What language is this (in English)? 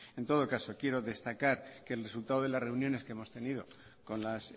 Spanish